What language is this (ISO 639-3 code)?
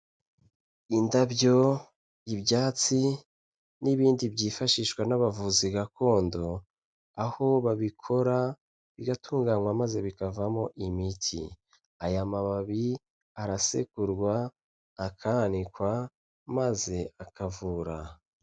kin